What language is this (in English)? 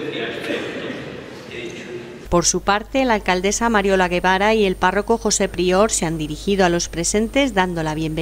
Spanish